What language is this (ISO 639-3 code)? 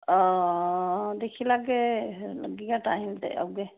doi